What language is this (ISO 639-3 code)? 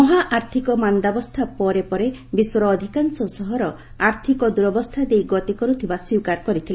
ori